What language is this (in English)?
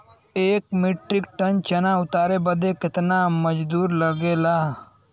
Bhojpuri